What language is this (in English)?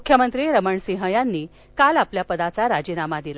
Marathi